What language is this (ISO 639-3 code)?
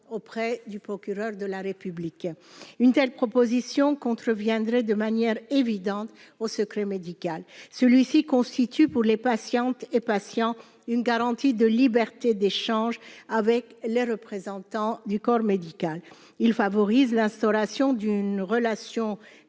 fra